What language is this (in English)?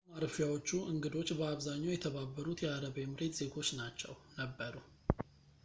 Amharic